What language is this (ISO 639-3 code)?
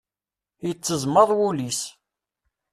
kab